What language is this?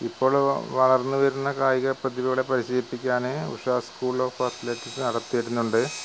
Malayalam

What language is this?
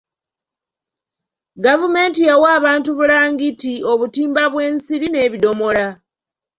Ganda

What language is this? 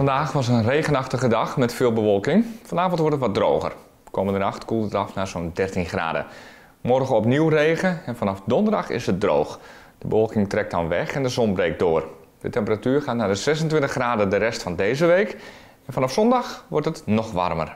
Dutch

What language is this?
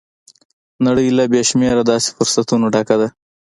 Pashto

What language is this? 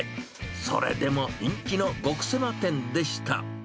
Japanese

